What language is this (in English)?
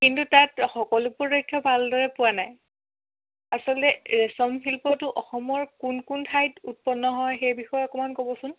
Assamese